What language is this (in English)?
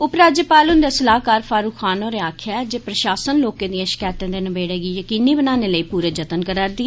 Dogri